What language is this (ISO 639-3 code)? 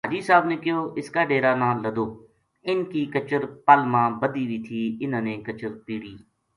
gju